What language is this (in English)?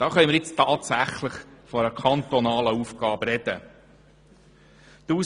Swiss German